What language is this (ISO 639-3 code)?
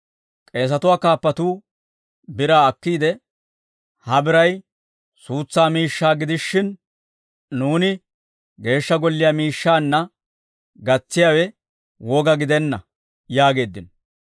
dwr